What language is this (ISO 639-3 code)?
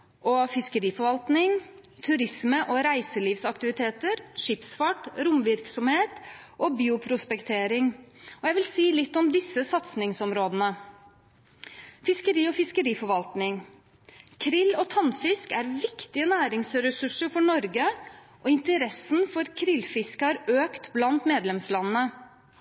nob